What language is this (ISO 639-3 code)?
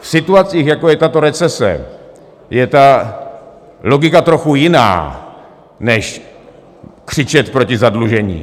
ces